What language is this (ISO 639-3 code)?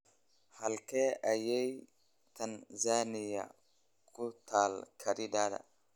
som